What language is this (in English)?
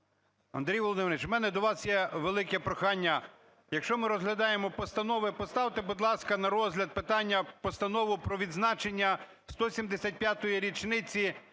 Ukrainian